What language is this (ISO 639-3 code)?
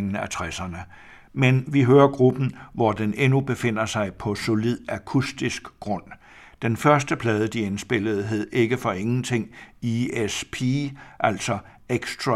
dan